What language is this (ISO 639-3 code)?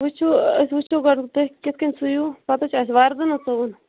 kas